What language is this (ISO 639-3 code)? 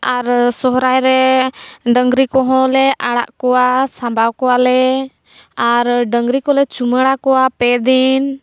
sat